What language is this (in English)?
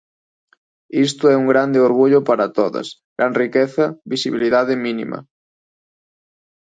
Galician